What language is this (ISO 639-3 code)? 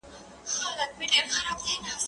pus